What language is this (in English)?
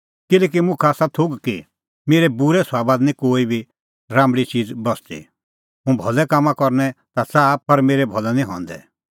Kullu Pahari